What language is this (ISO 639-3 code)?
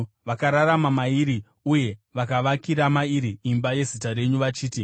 sna